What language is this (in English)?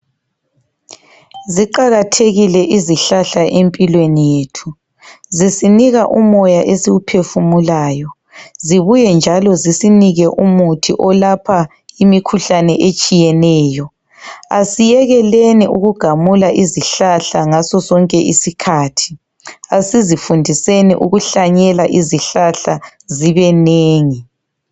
North Ndebele